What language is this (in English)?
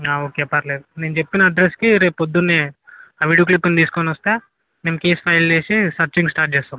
Telugu